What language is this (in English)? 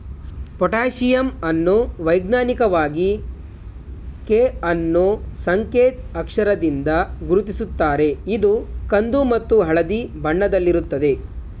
Kannada